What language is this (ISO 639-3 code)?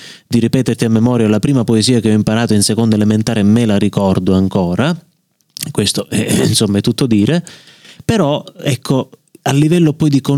ita